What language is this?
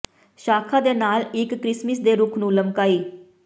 Punjabi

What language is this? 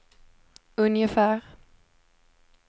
Swedish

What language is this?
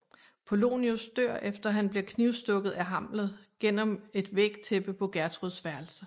Danish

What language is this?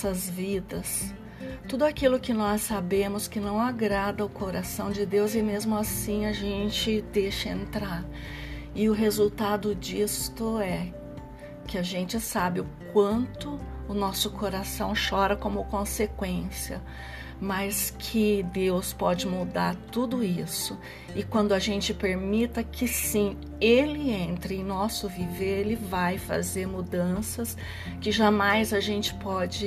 Portuguese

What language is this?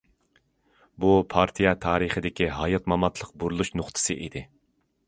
Uyghur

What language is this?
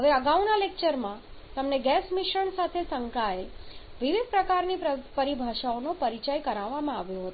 Gujarati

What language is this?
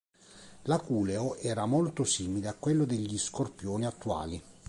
Italian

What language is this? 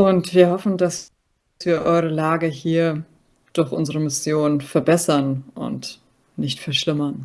German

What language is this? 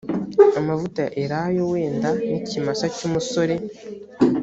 Kinyarwanda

